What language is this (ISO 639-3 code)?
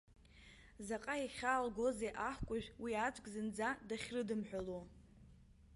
abk